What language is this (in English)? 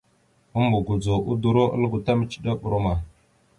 Mada (Cameroon)